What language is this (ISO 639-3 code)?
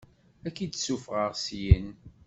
kab